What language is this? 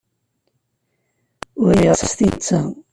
Kabyle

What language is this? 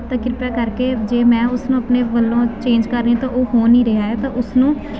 Punjabi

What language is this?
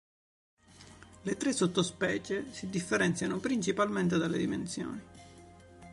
Italian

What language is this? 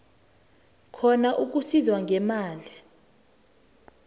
South Ndebele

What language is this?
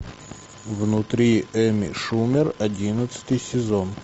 Russian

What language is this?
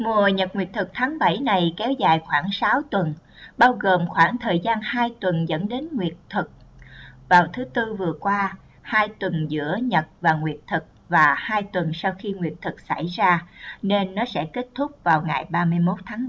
Vietnamese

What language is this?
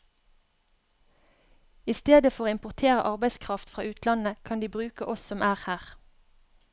Norwegian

